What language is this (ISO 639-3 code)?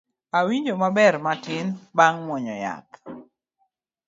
luo